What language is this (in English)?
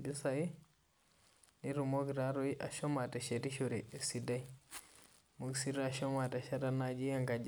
Masai